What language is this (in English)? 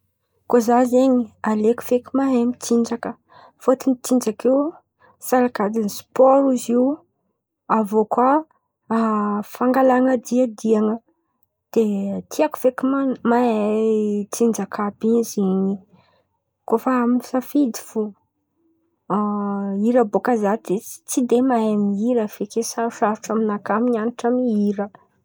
Antankarana Malagasy